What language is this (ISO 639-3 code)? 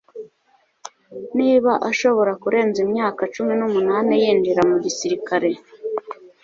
kin